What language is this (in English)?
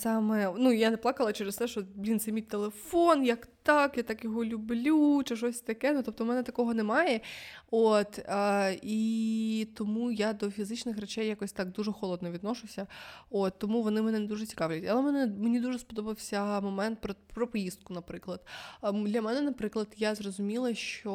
Ukrainian